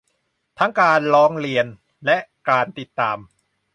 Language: Thai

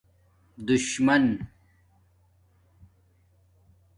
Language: Domaaki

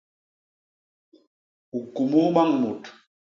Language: Basaa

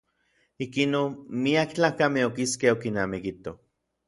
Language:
Orizaba Nahuatl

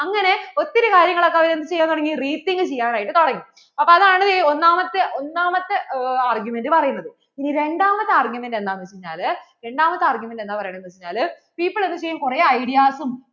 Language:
Malayalam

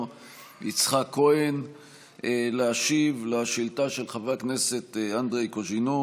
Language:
Hebrew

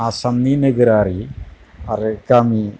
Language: Bodo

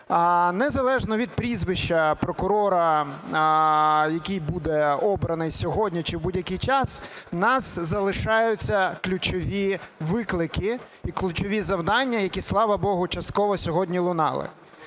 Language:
Ukrainian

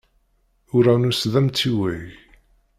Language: Kabyle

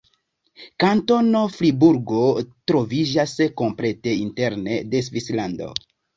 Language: Esperanto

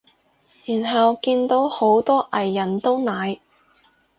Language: Cantonese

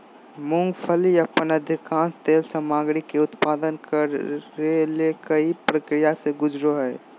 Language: Magahi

